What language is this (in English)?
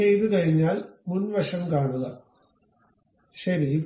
Malayalam